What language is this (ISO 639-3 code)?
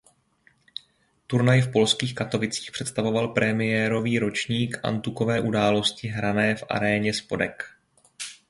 ces